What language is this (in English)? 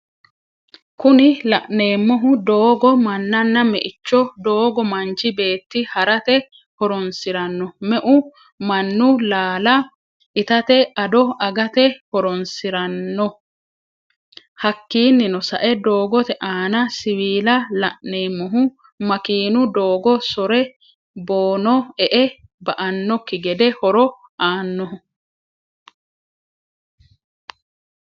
Sidamo